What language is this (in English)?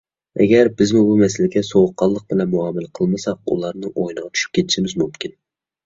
Uyghur